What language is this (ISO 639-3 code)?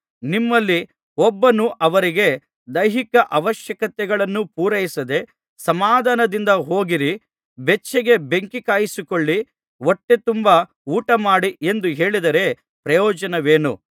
kan